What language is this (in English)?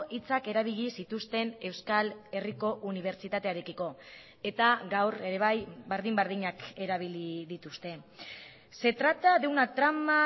Basque